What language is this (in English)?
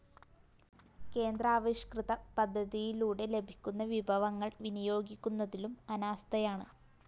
Malayalam